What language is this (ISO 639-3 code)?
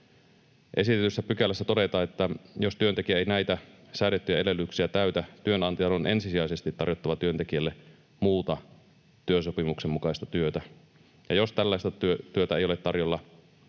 fin